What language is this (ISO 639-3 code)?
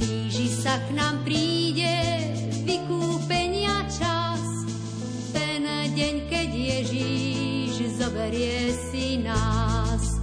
slk